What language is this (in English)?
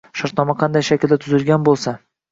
Uzbek